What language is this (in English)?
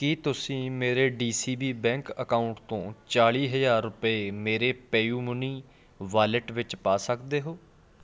Punjabi